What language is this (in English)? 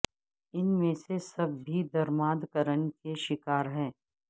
Urdu